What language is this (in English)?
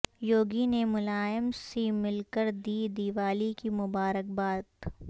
Urdu